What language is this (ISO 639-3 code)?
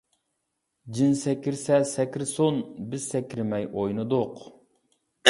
uig